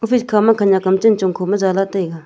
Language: Wancho Naga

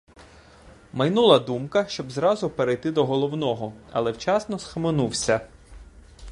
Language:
Ukrainian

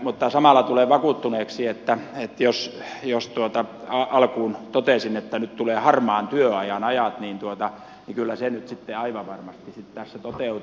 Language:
Finnish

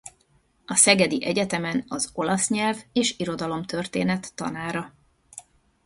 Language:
Hungarian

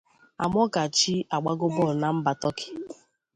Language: Igbo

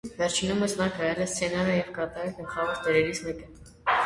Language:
Armenian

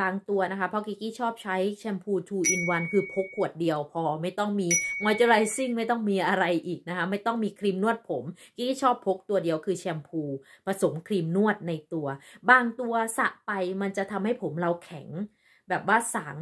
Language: Thai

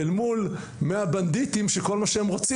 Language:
Hebrew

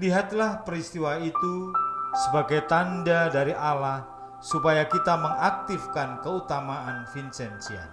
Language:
Indonesian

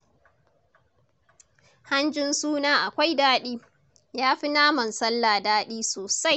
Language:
Hausa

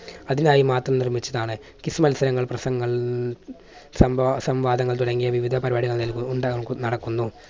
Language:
Malayalam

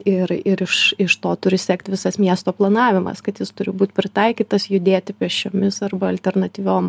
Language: Lithuanian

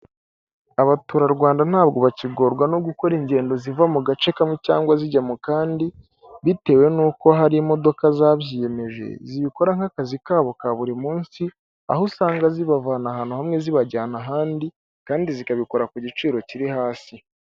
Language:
Kinyarwanda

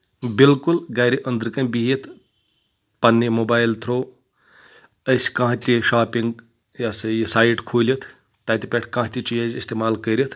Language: Kashmiri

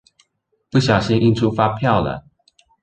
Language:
Chinese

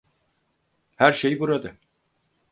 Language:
Turkish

